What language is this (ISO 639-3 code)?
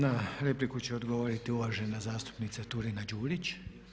hrv